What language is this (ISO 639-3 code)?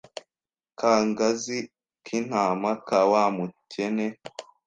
kin